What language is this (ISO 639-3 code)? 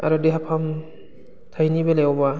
brx